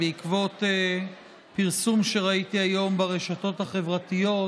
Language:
Hebrew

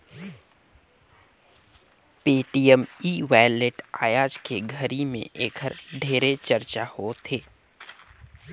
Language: Chhattisgarhi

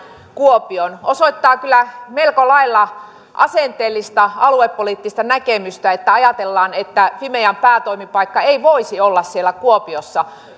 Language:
Finnish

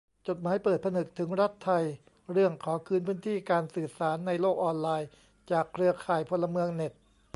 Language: Thai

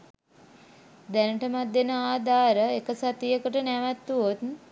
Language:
Sinhala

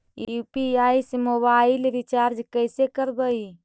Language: Magahi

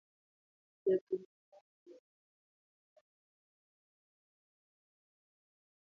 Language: Luo (Kenya and Tanzania)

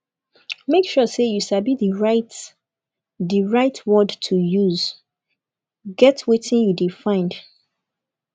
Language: Nigerian Pidgin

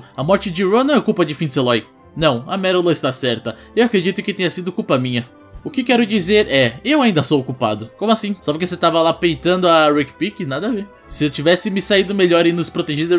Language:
Portuguese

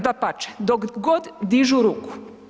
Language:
Croatian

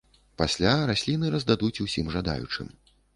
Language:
Belarusian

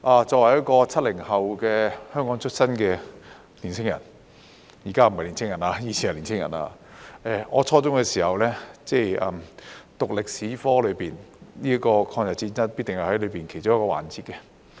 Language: Cantonese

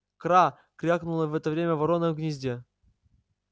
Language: Russian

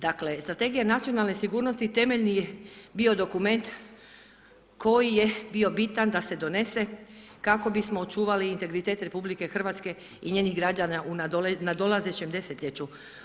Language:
Croatian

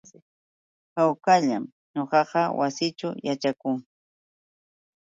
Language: Yauyos Quechua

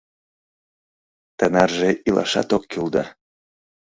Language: Mari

